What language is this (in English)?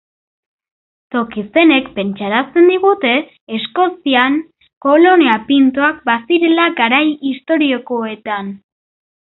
Basque